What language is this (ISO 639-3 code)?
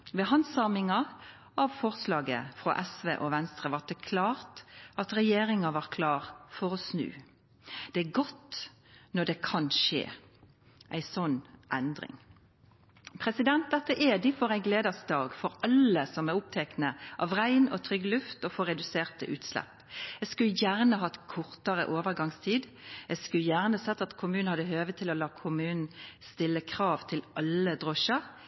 nno